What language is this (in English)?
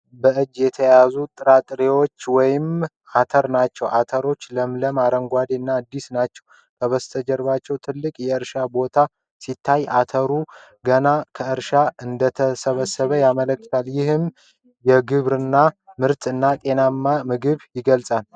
Amharic